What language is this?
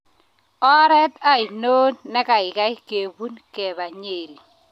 Kalenjin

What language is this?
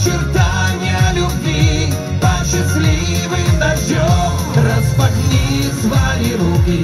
Russian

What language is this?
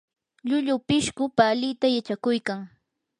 Yanahuanca Pasco Quechua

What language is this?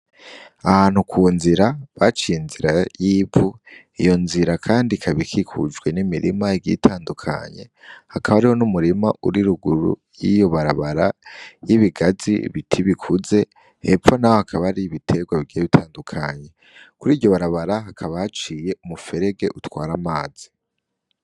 Rundi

